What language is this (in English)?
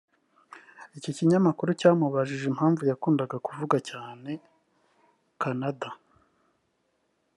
Kinyarwanda